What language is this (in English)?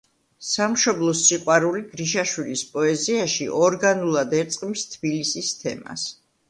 Georgian